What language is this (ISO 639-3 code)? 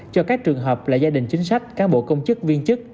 vie